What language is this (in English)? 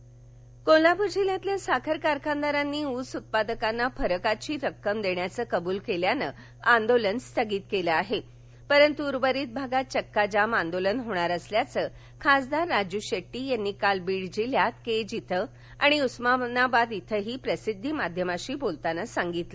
Marathi